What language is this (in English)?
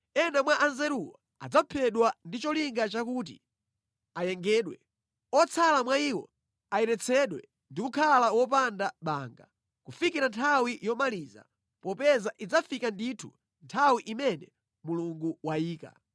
Nyanja